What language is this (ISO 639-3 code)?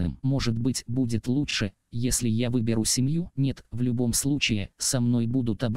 rus